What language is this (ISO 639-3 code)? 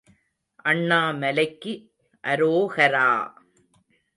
tam